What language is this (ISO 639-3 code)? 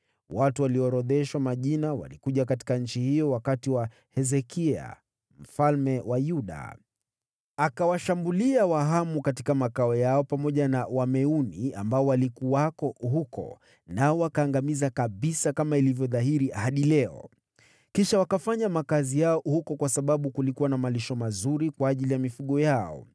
swa